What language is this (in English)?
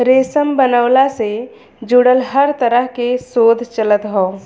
Bhojpuri